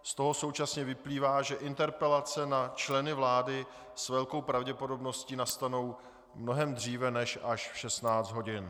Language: Czech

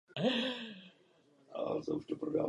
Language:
Czech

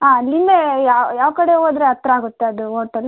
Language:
Kannada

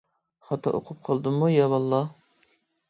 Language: Uyghur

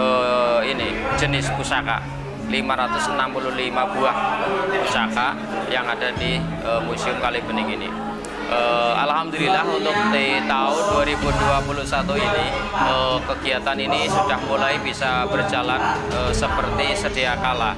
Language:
Indonesian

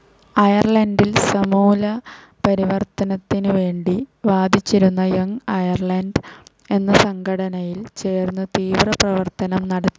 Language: Malayalam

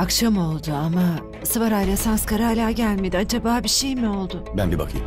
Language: Turkish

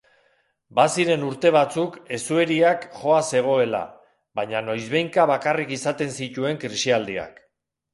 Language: Basque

